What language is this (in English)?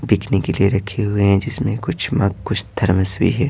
Hindi